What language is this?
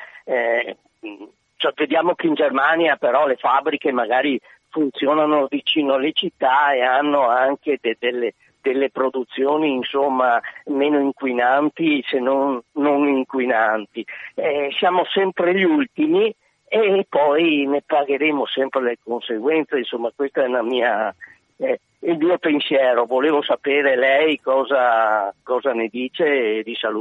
Italian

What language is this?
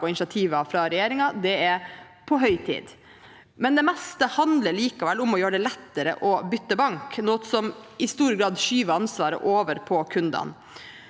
Norwegian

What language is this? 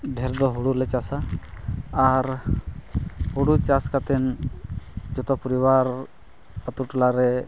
Santali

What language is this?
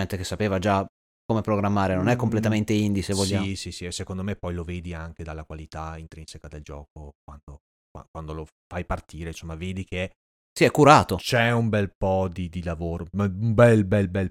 Italian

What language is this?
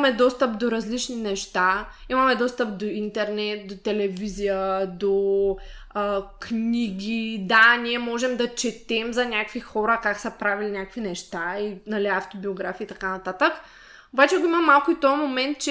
Bulgarian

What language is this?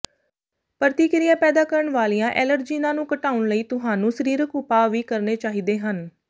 Punjabi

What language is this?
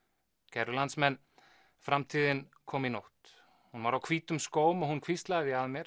Icelandic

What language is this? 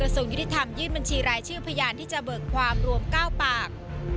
Thai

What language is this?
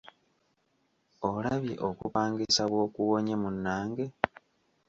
Ganda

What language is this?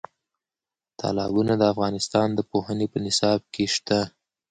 Pashto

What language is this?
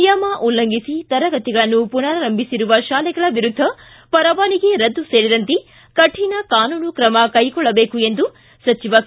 Kannada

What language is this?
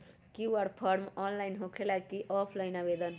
Magahi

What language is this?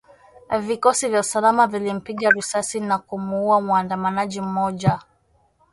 Swahili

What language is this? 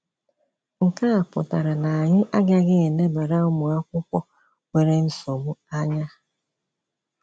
Igbo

